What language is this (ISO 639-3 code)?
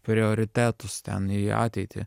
lit